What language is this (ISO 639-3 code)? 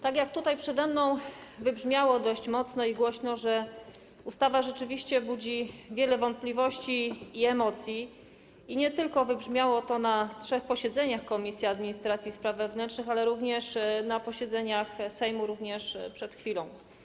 pol